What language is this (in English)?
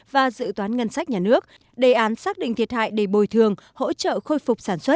Vietnamese